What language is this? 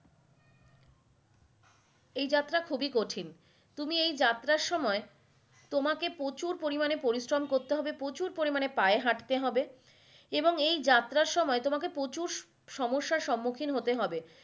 Bangla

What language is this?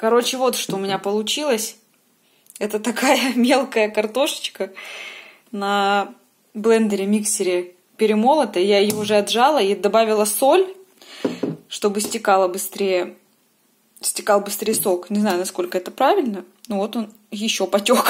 Russian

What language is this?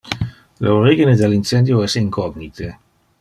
Interlingua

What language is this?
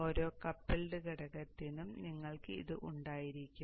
Malayalam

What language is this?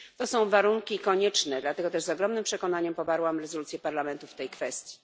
Polish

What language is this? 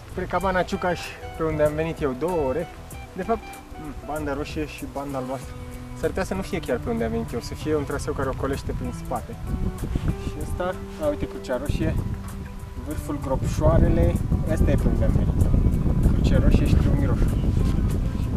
Romanian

